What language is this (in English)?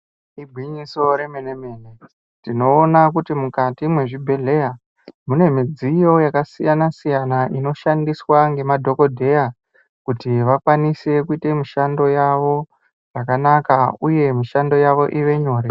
Ndau